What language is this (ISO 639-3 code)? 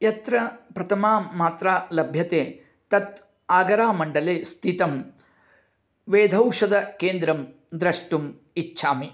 san